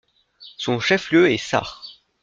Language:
French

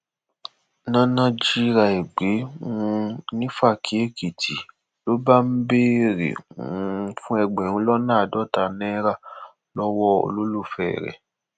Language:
Yoruba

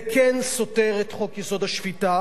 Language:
Hebrew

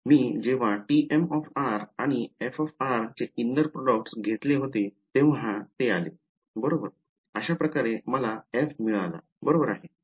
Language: Marathi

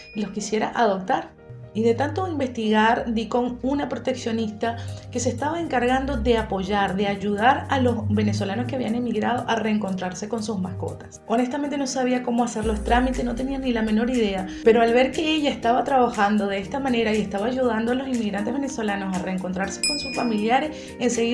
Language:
Spanish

